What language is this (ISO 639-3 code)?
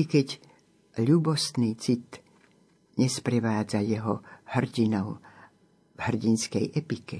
slk